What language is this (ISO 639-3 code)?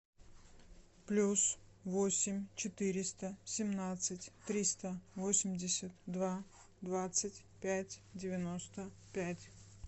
rus